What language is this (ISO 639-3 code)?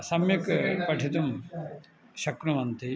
san